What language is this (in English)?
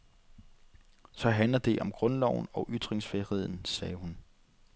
Danish